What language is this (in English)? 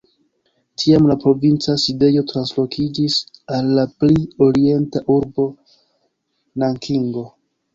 Esperanto